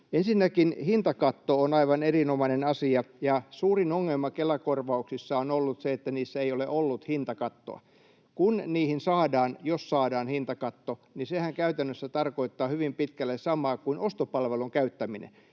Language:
Finnish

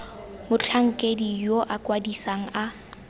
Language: Tswana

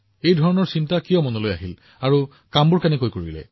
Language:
Assamese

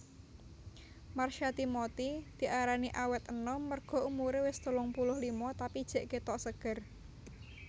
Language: Javanese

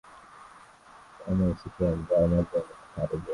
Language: Swahili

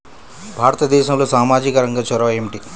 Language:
Telugu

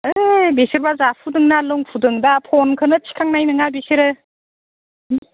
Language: Bodo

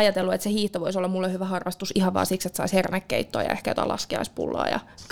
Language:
Finnish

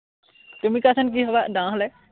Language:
Assamese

